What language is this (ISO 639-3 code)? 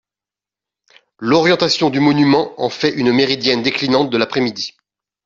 fra